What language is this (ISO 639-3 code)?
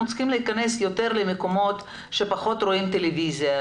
heb